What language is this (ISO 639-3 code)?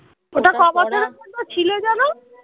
ben